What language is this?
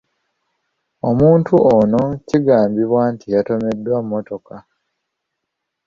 Ganda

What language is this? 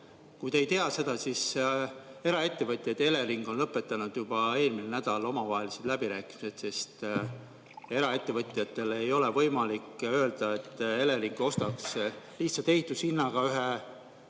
Estonian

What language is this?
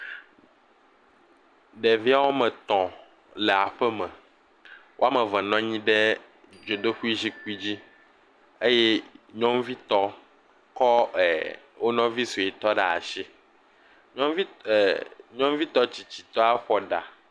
Ewe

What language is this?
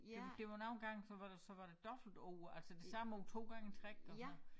Danish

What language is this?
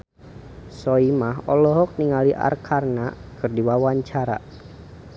Sundanese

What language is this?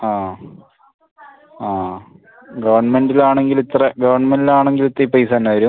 Malayalam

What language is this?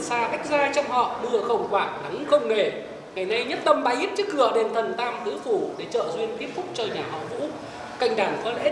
Vietnamese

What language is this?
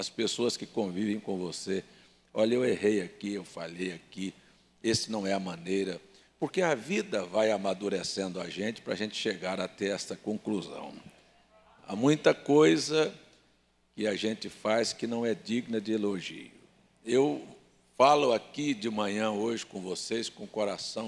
Portuguese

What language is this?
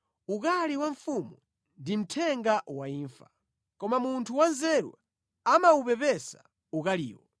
Nyanja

